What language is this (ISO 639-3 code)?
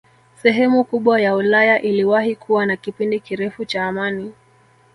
swa